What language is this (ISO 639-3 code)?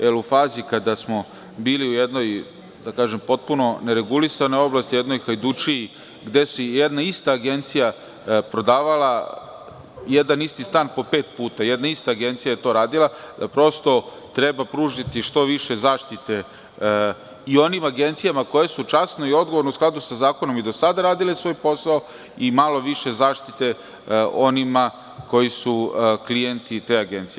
srp